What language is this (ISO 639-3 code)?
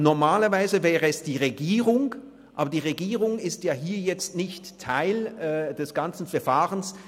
gsw